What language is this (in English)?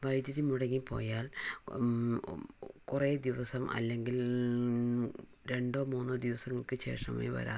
Malayalam